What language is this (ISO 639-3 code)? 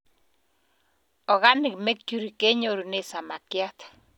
kln